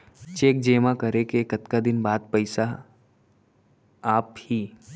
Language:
Chhattisgarhi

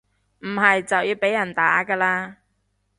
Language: Cantonese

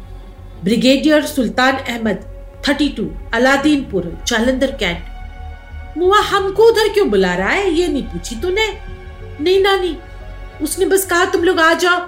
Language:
Hindi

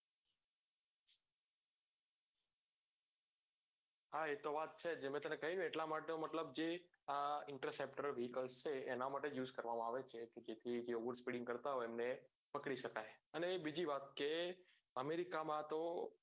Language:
Gujarati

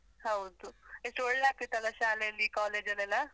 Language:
Kannada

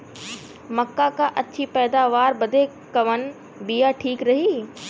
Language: Bhojpuri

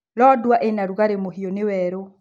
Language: Kikuyu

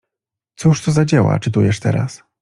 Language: Polish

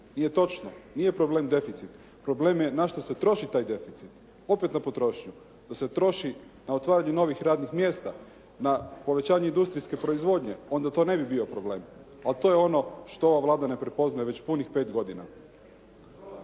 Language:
Croatian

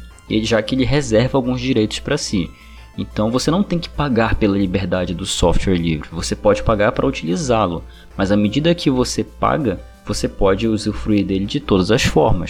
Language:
Portuguese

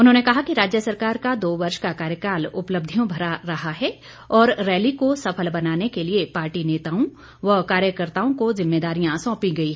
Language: Hindi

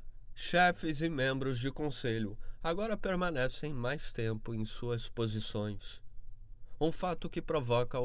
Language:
Portuguese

